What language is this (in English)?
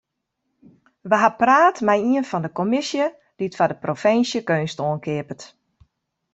Western Frisian